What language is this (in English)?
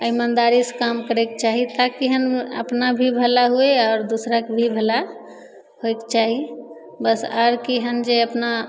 Maithili